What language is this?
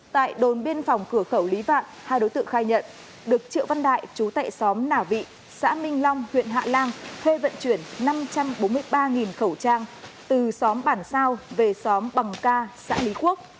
Vietnamese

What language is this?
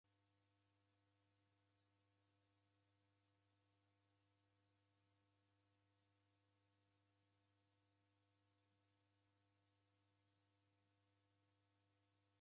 Taita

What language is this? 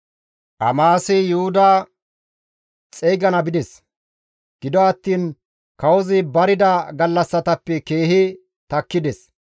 Gamo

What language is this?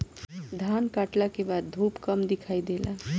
Bhojpuri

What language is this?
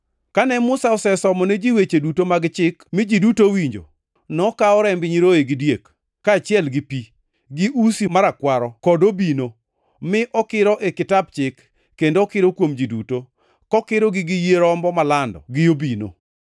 Luo (Kenya and Tanzania)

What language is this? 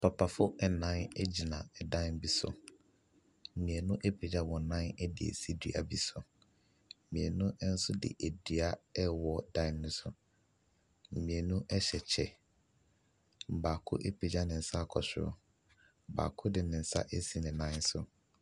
Akan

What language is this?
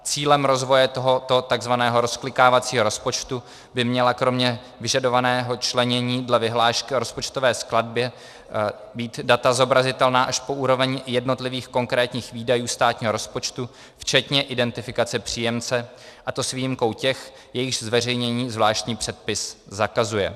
Czech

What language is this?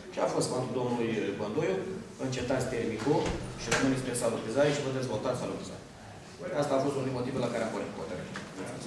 Romanian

